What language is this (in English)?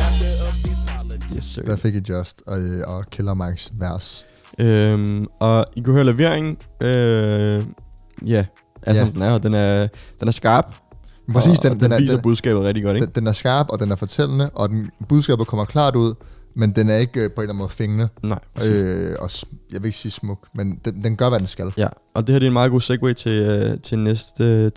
Danish